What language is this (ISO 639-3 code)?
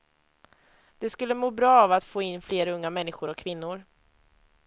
swe